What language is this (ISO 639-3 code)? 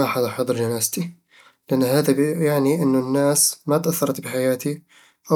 avl